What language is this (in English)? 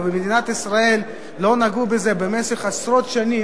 Hebrew